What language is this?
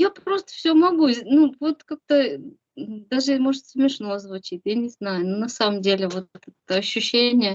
Russian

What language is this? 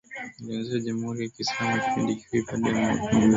Swahili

